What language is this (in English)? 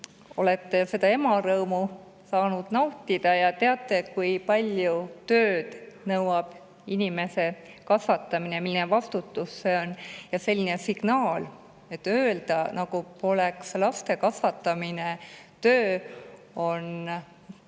Estonian